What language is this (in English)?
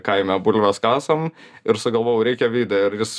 Lithuanian